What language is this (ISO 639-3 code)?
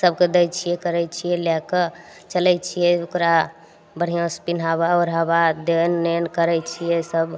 mai